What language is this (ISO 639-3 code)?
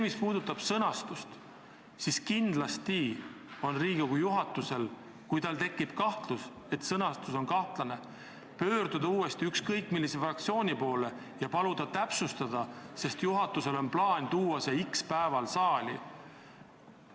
est